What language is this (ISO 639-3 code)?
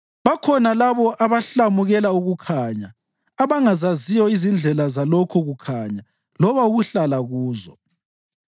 nde